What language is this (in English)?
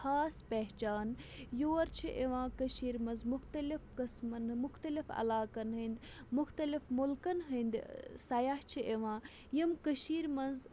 Kashmiri